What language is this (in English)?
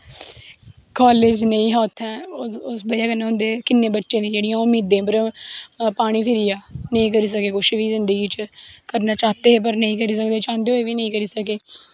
Dogri